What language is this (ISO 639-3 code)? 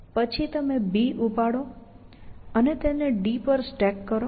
guj